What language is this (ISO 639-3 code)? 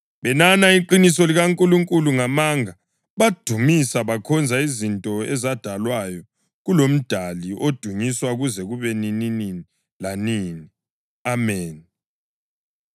nde